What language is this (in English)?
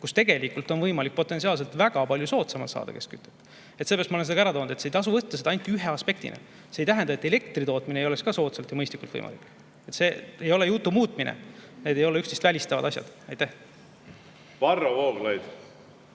Estonian